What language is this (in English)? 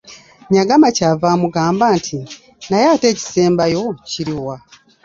Ganda